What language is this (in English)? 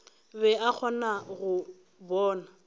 Northern Sotho